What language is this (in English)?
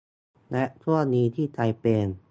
Thai